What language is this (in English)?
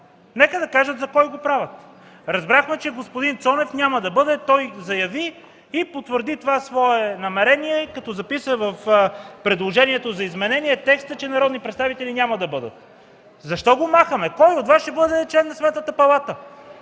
Bulgarian